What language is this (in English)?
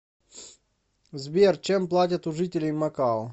Russian